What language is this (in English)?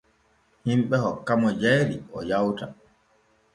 Borgu Fulfulde